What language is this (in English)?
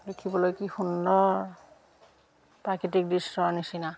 Assamese